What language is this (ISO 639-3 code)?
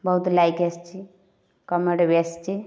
ori